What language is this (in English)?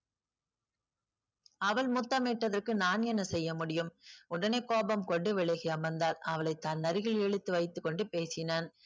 Tamil